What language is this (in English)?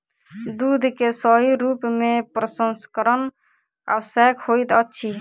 Maithili